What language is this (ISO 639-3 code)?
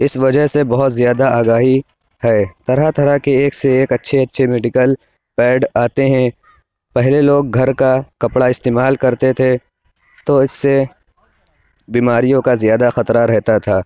urd